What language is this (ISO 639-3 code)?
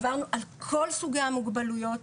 heb